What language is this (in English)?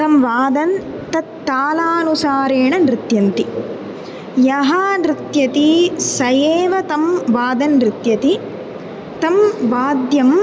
Sanskrit